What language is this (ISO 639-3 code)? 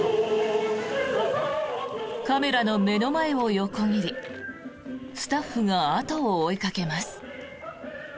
jpn